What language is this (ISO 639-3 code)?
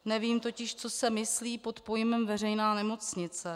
ces